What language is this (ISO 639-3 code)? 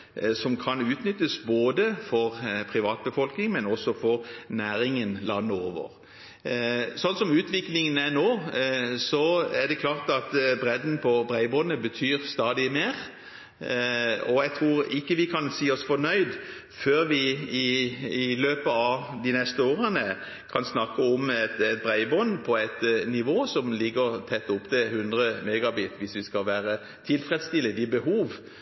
nob